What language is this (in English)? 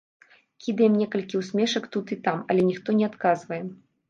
Belarusian